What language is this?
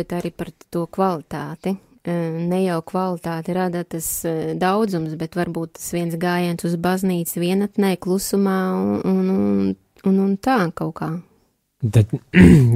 Latvian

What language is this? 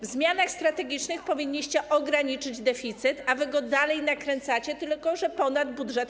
Polish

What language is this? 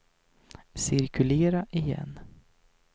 Swedish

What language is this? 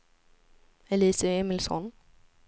Swedish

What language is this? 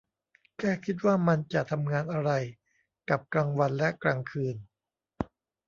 Thai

